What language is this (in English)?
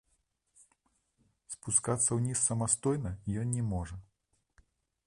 Belarusian